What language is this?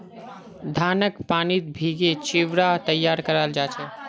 Magahi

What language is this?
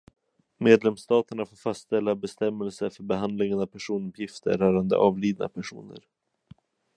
Swedish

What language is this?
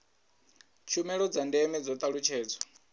Venda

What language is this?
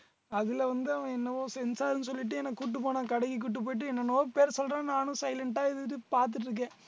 Tamil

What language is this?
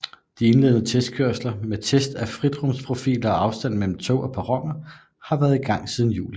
Danish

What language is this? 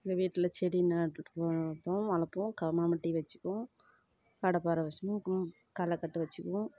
Tamil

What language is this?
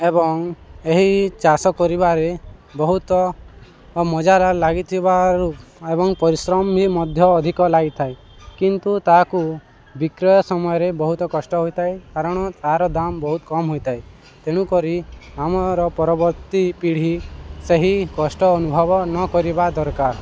Odia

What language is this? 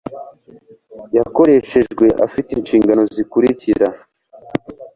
Kinyarwanda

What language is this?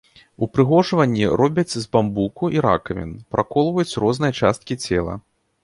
Belarusian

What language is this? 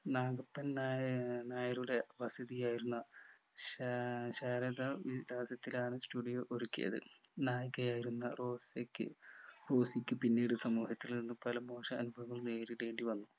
Malayalam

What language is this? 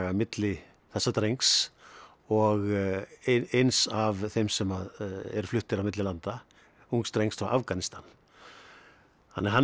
Icelandic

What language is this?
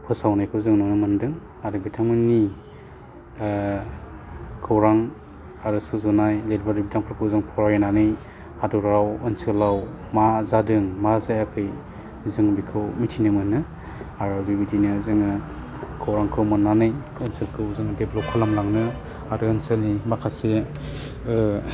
Bodo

